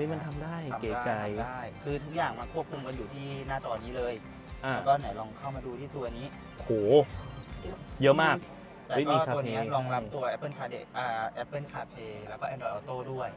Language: Thai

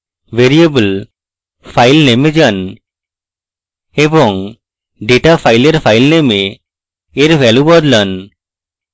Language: Bangla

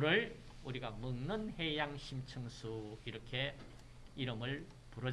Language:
Korean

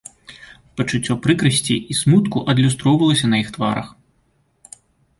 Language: Belarusian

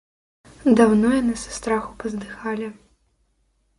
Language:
Belarusian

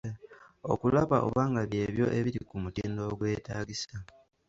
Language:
Ganda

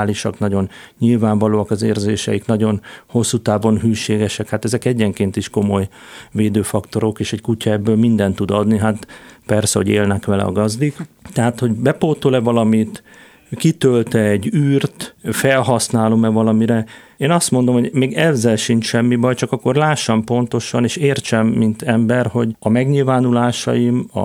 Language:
Hungarian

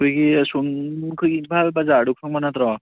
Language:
Manipuri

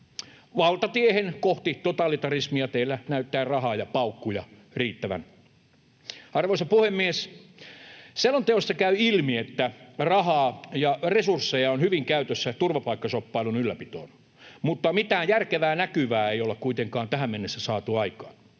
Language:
Finnish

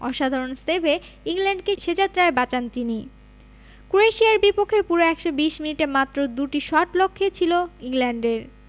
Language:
Bangla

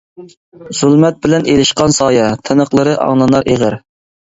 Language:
Uyghur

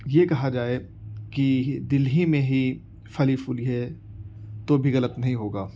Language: Urdu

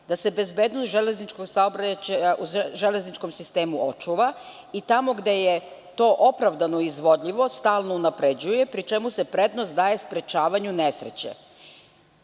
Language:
Serbian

